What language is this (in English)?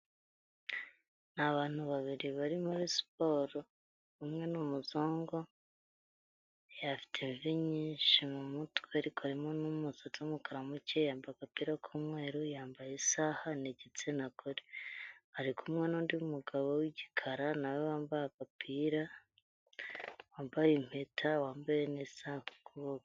Kinyarwanda